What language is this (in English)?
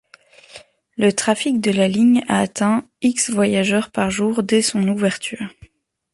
French